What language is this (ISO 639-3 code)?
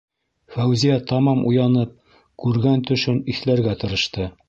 bak